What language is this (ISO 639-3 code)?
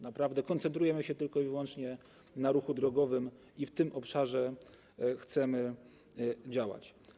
pol